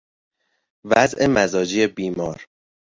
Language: Persian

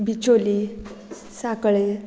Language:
Konkani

